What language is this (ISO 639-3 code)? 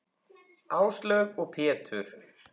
isl